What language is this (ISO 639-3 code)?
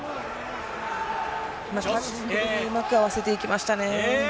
jpn